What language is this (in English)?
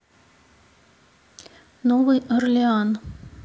Russian